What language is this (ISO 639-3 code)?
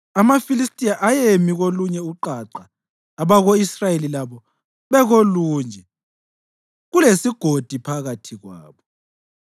nde